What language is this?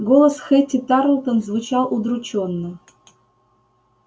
Russian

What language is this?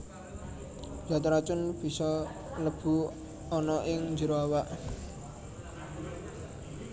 Javanese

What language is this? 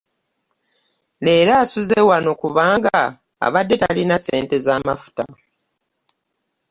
Ganda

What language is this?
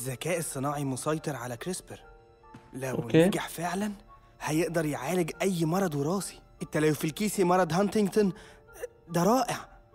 Arabic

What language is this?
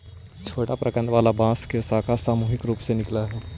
Magahi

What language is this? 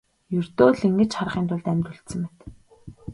Mongolian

